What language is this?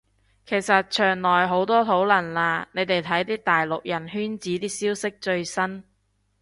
Cantonese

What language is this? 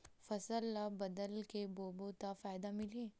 Chhattisgarhi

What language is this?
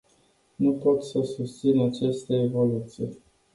Romanian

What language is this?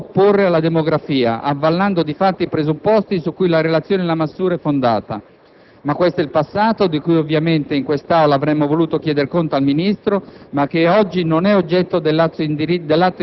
Italian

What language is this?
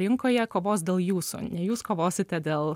Lithuanian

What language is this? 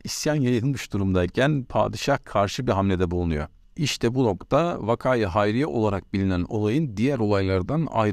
Turkish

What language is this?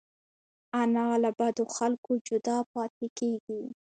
Pashto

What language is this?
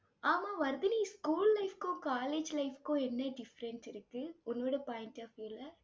Tamil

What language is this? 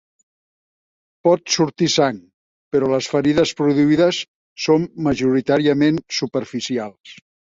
Catalan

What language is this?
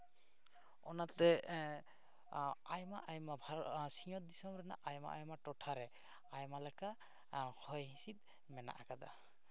Santali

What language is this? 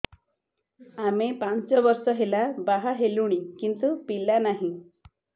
Odia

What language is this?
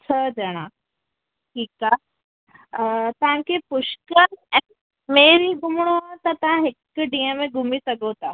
Sindhi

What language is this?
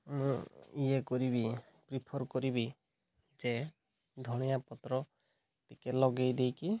Odia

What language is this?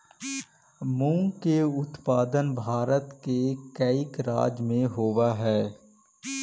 Magahi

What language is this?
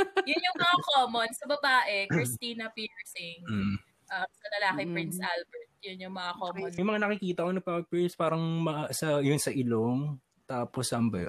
Filipino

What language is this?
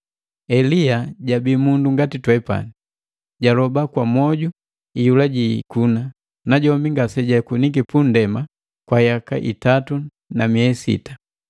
Matengo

